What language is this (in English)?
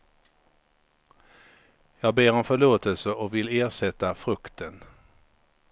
Swedish